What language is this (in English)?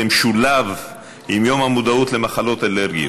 Hebrew